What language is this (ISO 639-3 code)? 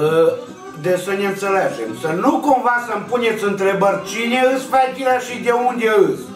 ron